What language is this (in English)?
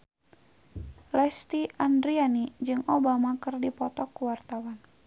Sundanese